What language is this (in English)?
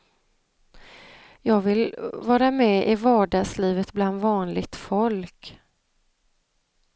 Swedish